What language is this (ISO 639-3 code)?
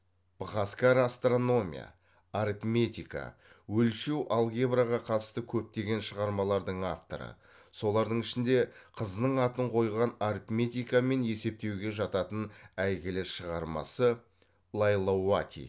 kaz